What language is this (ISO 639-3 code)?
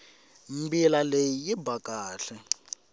tso